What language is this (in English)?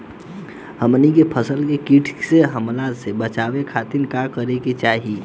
Bhojpuri